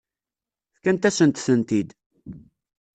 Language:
Kabyle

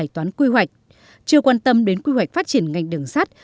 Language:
Vietnamese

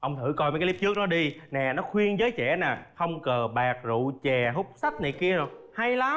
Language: Vietnamese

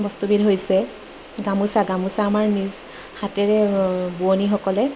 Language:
Assamese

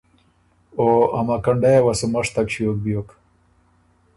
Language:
Ormuri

